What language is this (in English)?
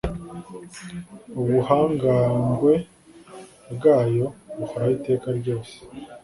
Kinyarwanda